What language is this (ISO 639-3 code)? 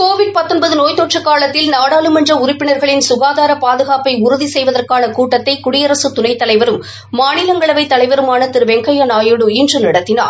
tam